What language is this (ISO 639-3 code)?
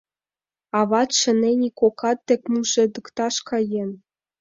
chm